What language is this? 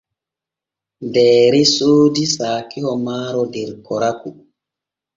Borgu Fulfulde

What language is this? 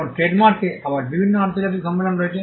Bangla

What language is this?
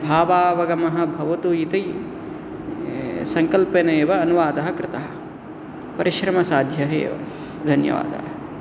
Sanskrit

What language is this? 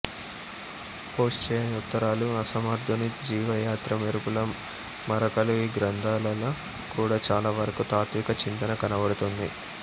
Telugu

